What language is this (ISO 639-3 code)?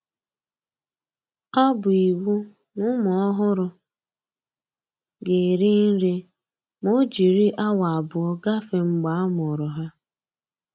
ibo